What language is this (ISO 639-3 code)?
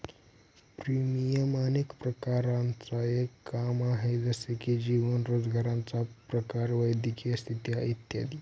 mar